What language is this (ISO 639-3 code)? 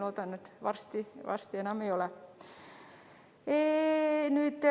est